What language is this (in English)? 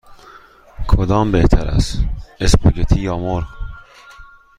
Persian